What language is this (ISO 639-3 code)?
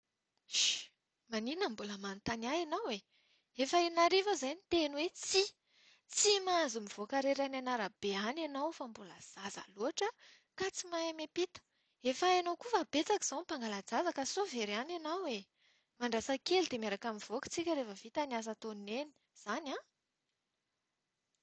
mlg